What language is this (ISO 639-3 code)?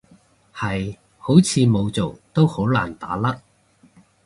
yue